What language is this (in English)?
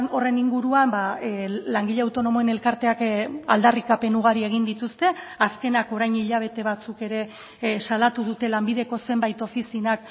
Basque